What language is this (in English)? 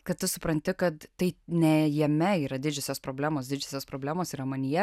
Lithuanian